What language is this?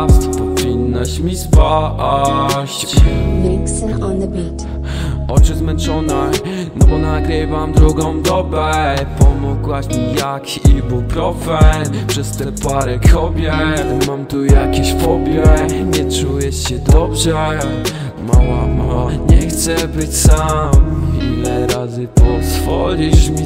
Polish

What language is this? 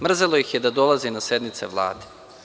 Serbian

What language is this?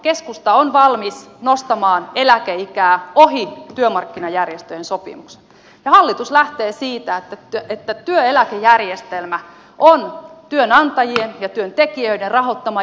Finnish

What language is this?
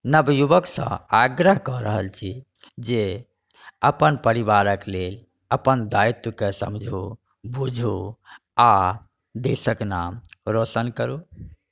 Maithili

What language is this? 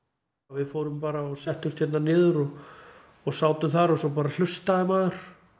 Icelandic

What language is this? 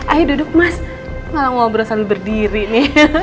Indonesian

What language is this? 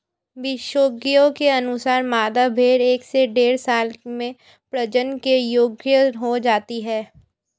Hindi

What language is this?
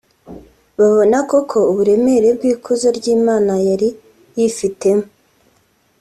Kinyarwanda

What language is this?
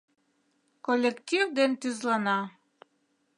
Mari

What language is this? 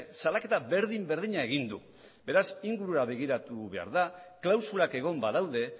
Basque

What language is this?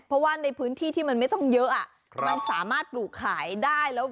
Thai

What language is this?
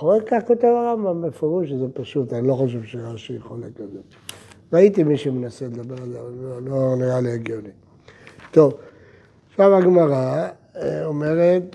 Hebrew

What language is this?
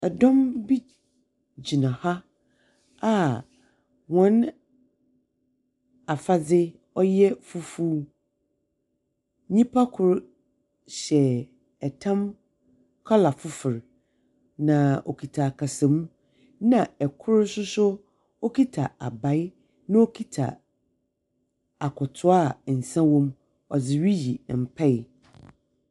Akan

